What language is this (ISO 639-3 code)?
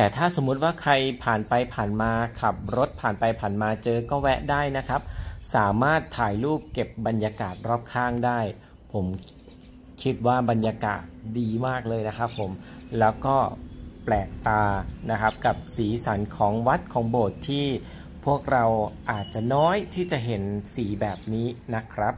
tha